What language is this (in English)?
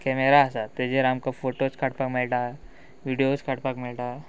Konkani